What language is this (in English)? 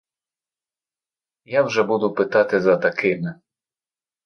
Ukrainian